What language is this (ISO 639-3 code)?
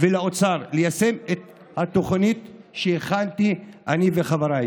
heb